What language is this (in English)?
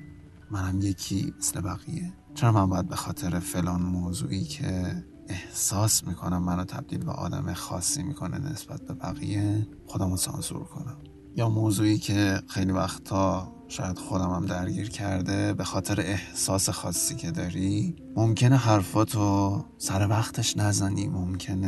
Persian